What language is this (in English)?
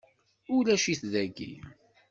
Kabyle